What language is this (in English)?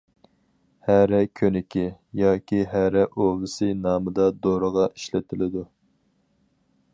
Uyghur